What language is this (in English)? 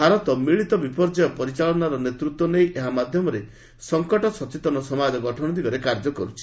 Odia